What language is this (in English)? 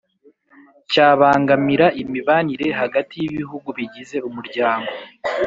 Kinyarwanda